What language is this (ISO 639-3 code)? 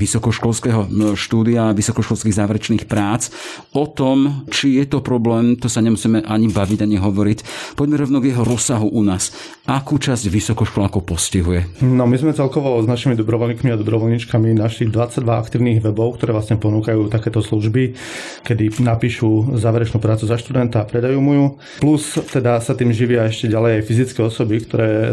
slk